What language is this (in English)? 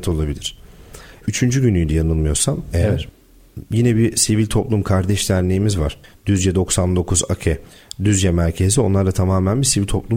Turkish